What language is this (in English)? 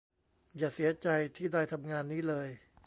Thai